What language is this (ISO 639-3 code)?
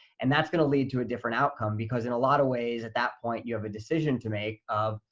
eng